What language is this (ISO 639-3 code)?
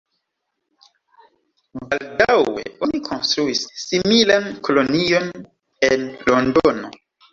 epo